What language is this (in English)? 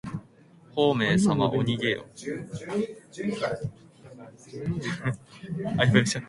Japanese